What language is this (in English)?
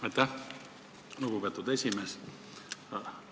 Estonian